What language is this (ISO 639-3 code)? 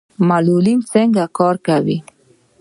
pus